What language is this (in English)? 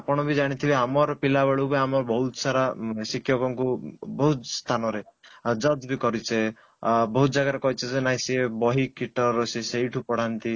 Odia